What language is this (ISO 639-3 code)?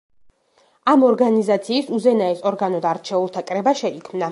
kat